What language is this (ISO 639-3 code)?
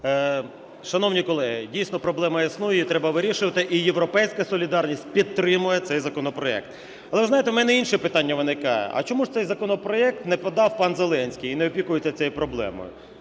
ukr